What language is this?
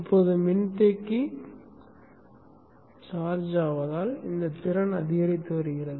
Tamil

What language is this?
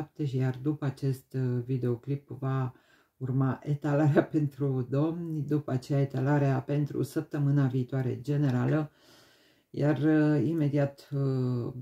Romanian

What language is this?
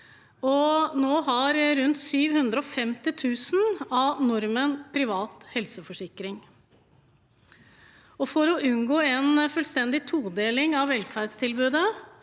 Norwegian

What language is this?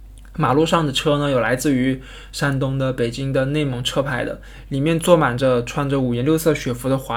Chinese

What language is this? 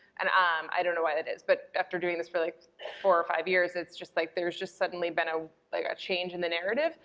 English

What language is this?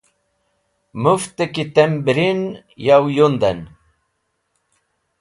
Wakhi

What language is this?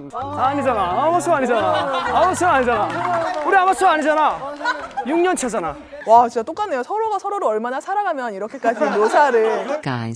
Korean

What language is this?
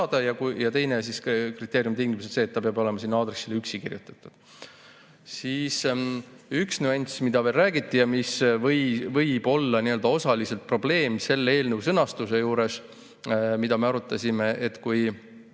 Estonian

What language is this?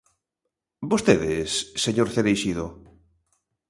Galician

